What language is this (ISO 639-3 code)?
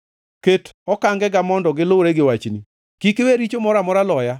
luo